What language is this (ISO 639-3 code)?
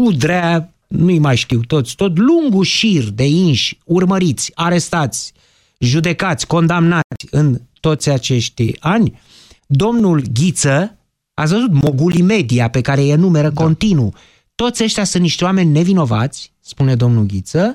ron